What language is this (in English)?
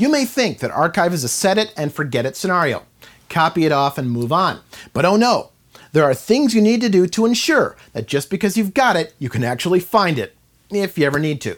English